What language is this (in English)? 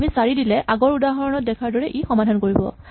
Assamese